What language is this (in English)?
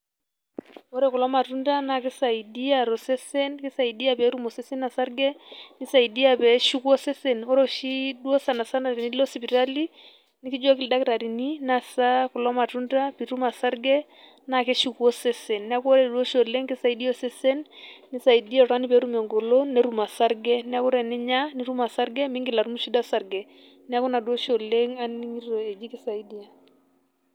Masai